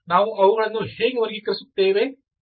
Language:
Kannada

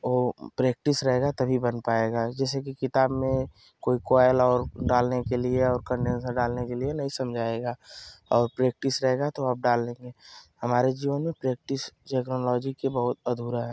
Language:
Hindi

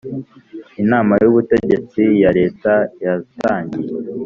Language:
Kinyarwanda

